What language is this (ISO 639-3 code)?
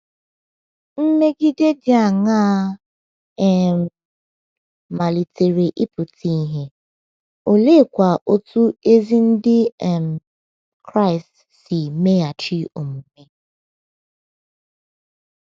ibo